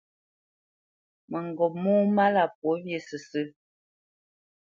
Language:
Bamenyam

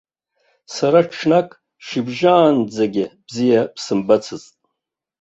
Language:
Abkhazian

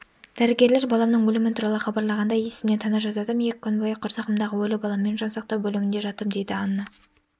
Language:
Kazakh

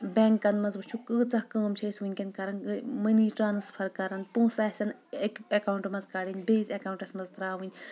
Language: Kashmiri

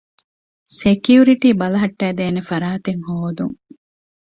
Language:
Divehi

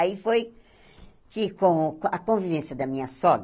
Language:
Portuguese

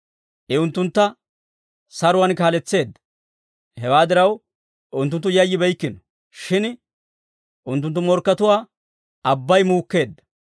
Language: Dawro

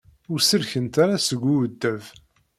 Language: Kabyle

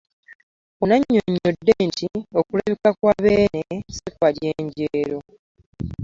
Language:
Ganda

